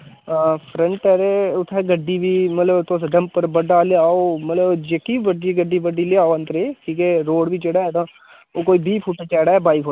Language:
Dogri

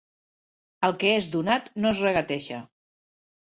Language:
Catalan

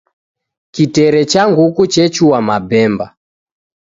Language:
Taita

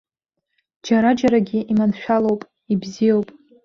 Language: Abkhazian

